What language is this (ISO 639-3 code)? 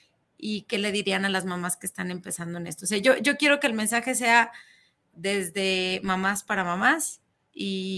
spa